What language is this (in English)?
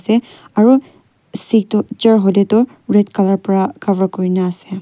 Naga Pidgin